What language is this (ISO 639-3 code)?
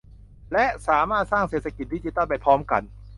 tha